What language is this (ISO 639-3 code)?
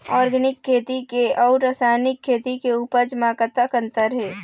hne